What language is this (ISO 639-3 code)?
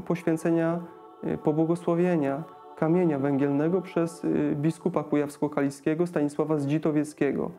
pol